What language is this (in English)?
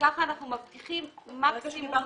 Hebrew